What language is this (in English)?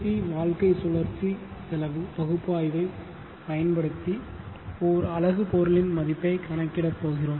Tamil